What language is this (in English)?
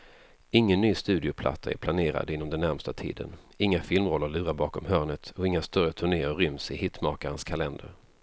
Swedish